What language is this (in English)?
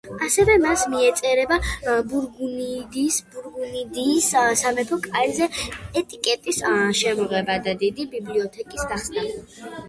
Georgian